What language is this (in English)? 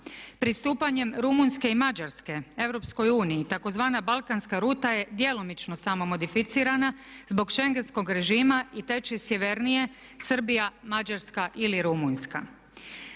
Croatian